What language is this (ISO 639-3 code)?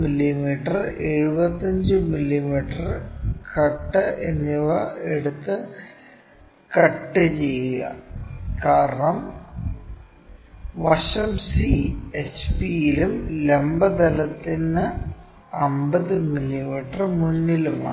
mal